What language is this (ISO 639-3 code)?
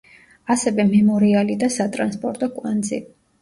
kat